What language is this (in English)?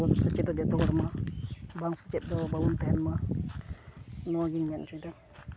Santali